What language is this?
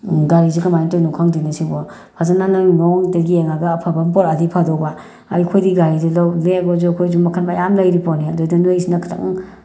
Manipuri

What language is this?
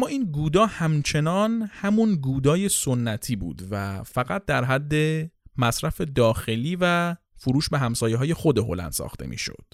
Persian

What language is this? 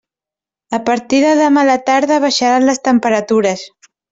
Catalan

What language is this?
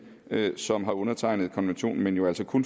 Danish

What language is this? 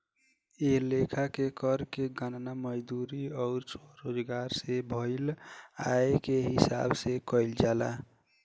Bhojpuri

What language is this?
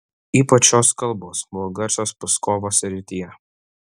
Lithuanian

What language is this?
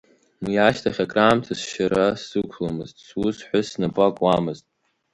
Abkhazian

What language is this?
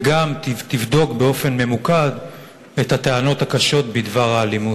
Hebrew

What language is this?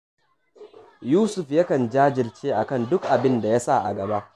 Hausa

